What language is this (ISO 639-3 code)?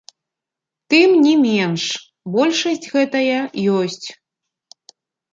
bel